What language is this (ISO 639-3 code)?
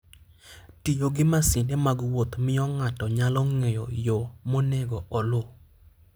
luo